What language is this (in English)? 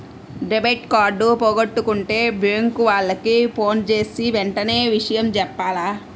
Telugu